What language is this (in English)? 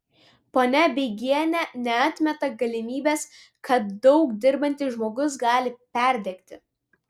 Lithuanian